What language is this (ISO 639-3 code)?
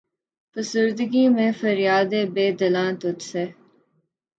urd